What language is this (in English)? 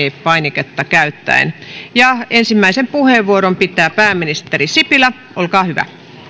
Finnish